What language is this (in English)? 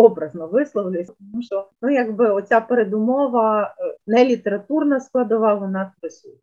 Ukrainian